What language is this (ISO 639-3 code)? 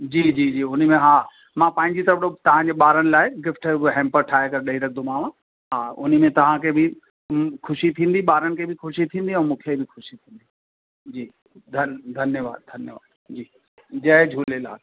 snd